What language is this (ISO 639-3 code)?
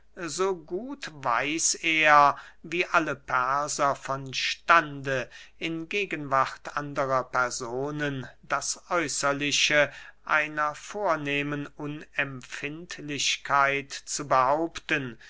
deu